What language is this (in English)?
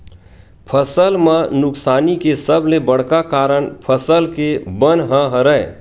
Chhattisgarhi